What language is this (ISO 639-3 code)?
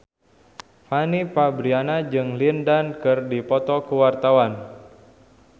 sun